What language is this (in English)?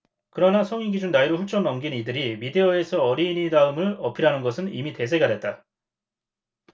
Korean